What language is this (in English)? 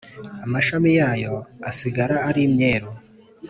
Kinyarwanda